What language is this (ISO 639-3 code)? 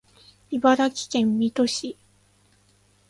jpn